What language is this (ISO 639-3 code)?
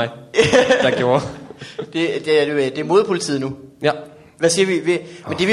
dan